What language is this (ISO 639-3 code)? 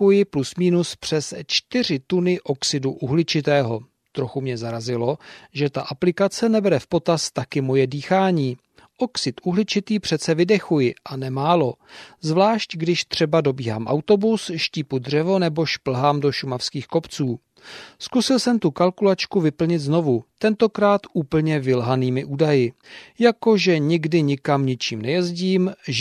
ces